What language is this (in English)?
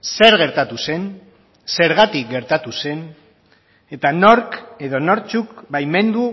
Basque